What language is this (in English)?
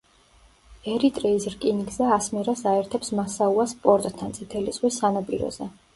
Georgian